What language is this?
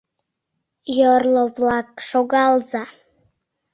Mari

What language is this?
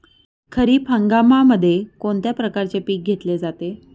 Marathi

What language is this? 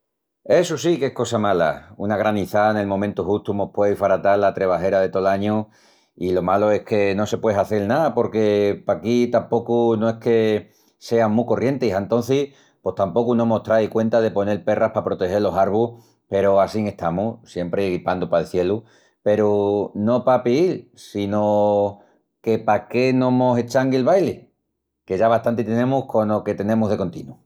Extremaduran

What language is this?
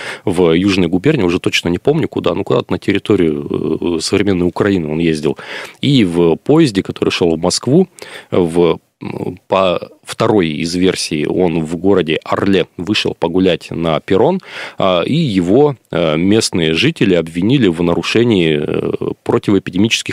Russian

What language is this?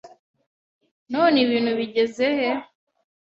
Kinyarwanda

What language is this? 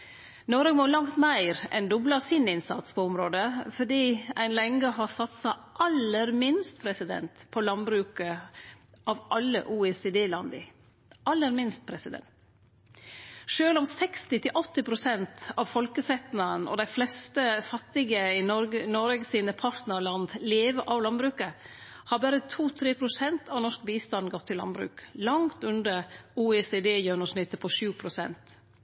Norwegian Nynorsk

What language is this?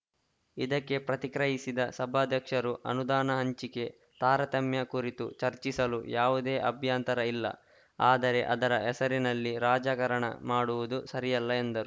Kannada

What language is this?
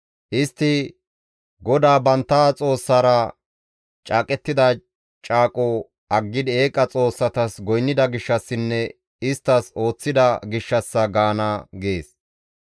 Gamo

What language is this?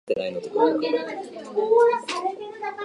Japanese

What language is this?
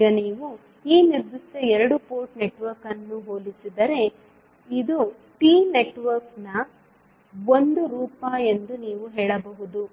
Kannada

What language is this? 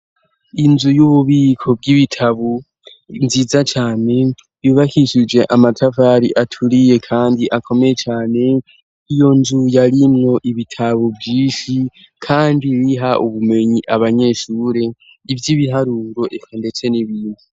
Rundi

